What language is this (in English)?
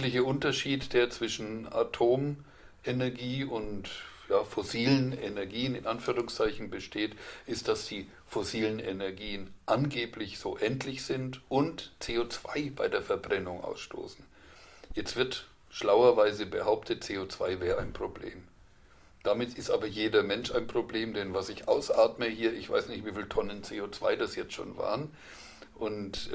German